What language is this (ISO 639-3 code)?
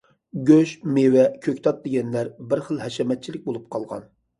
uig